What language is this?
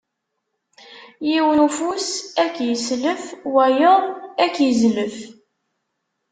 Kabyle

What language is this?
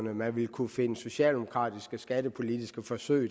Danish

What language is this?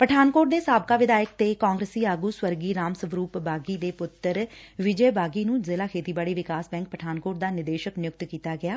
Punjabi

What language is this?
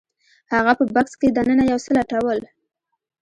Pashto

